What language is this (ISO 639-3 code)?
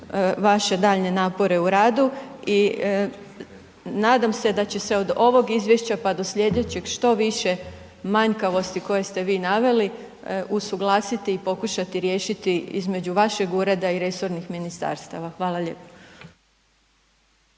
hrv